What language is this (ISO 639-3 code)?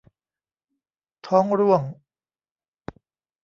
tha